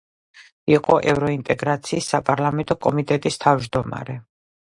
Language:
Georgian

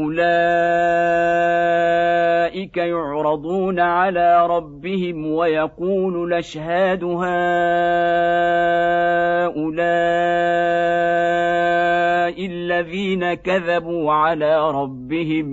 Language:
Arabic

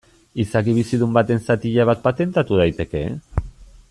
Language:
Basque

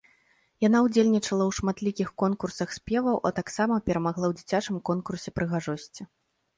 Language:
Belarusian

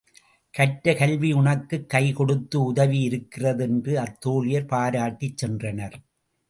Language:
Tamil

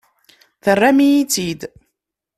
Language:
Kabyle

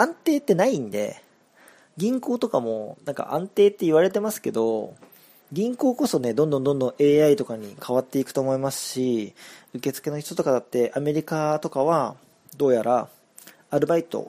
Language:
Japanese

